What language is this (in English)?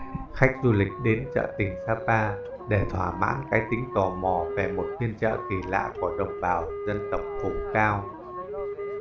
Vietnamese